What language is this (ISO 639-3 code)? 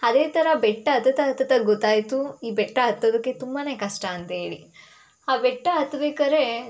kan